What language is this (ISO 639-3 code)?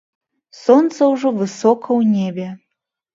bel